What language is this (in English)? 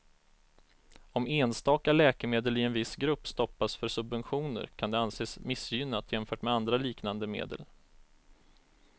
Swedish